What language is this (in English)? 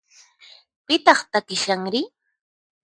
Puno Quechua